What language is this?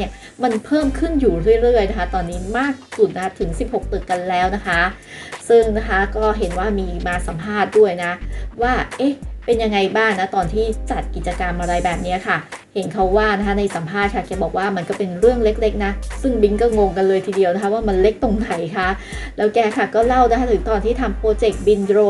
Thai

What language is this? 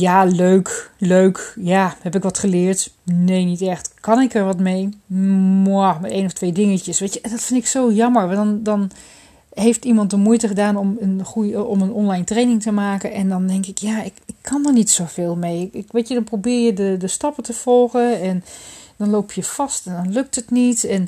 Dutch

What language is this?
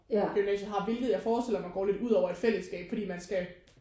Danish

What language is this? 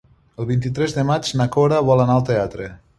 Catalan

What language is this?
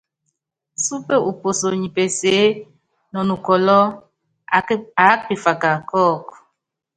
Yangben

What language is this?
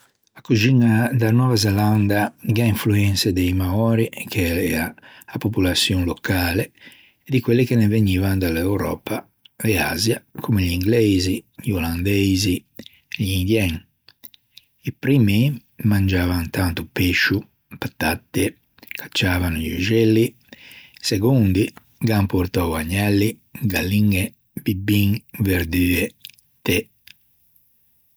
Ligurian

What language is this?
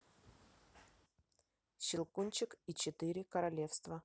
Russian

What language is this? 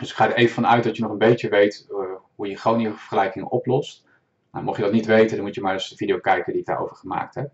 Dutch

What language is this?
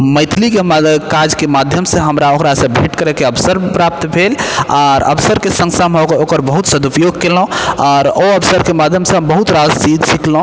Maithili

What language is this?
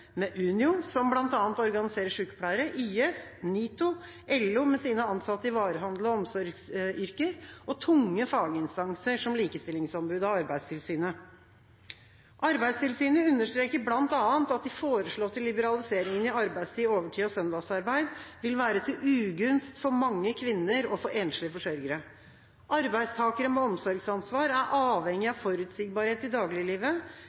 Norwegian Bokmål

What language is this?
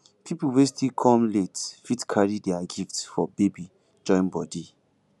Nigerian Pidgin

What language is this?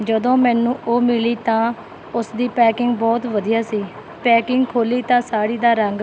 Punjabi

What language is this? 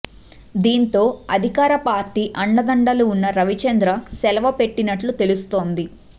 Telugu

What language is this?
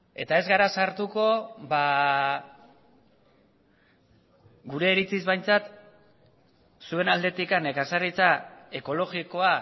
Basque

